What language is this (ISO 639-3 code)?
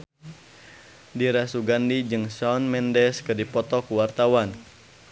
sun